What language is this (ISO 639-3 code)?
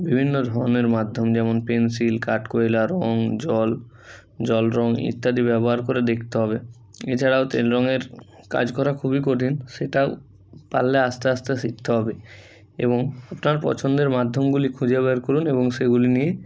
ben